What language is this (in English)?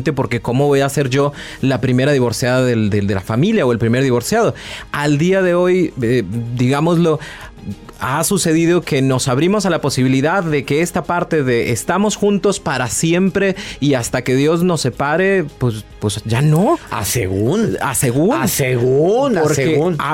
Spanish